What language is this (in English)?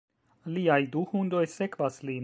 Esperanto